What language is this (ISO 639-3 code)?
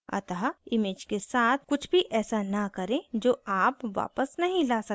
hin